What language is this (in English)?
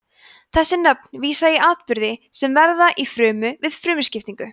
Icelandic